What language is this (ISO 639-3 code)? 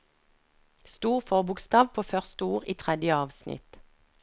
nor